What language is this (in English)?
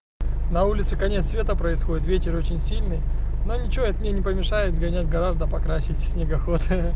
Russian